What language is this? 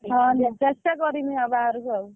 Odia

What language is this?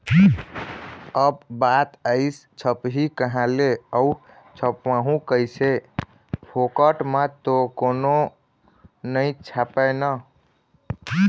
Chhattisgarhi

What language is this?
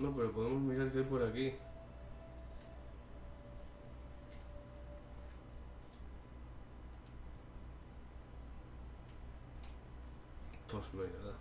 Spanish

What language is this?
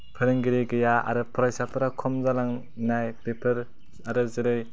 Bodo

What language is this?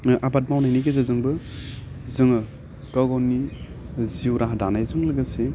Bodo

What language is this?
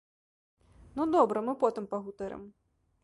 Belarusian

